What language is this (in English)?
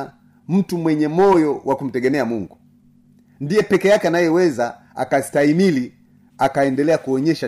Swahili